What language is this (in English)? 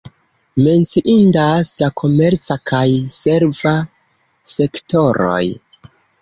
Esperanto